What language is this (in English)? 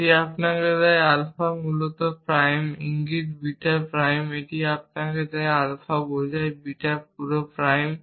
Bangla